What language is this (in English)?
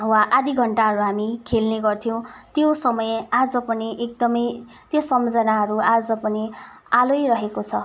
Nepali